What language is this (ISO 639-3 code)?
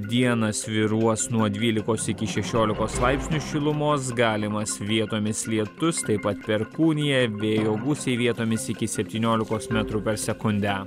lit